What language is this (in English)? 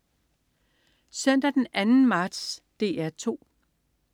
Danish